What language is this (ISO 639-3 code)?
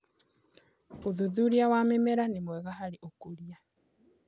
kik